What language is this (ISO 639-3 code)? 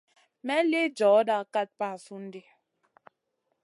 mcn